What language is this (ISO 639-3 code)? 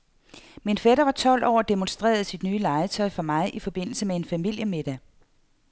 dan